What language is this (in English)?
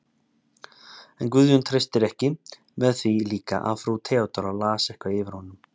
Icelandic